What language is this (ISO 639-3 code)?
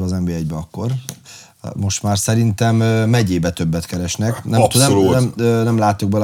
hun